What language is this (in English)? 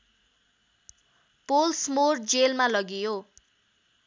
Nepali